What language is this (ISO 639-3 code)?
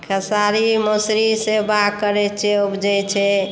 mai